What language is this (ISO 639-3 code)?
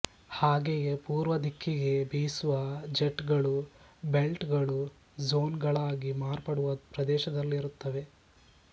kan